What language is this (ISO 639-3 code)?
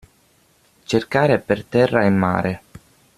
ita